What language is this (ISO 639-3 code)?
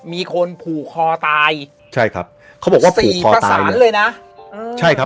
tha